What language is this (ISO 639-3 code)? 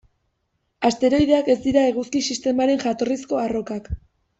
eus